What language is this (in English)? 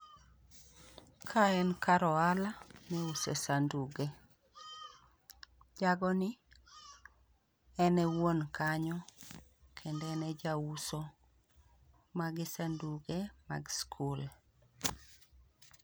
Luo (Kenya and Tanzania)